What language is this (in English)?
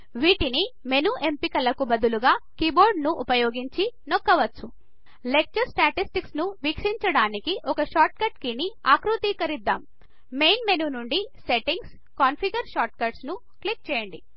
Telugu